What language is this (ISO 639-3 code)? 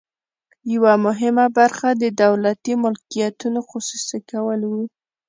pus